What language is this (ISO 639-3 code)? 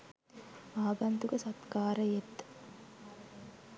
sin